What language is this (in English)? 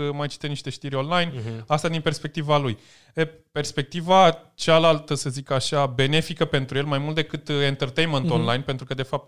Romanian